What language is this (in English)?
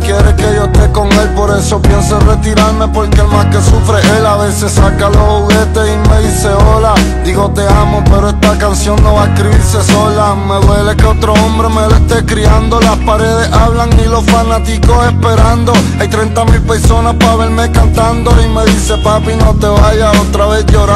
Romanian